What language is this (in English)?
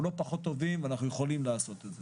Hebrew